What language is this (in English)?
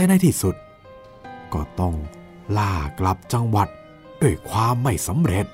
Thai